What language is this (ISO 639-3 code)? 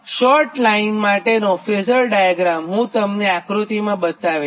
guj